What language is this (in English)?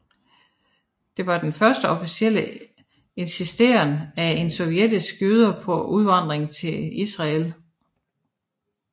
Danish